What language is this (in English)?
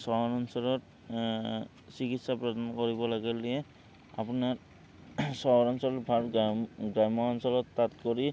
Assamese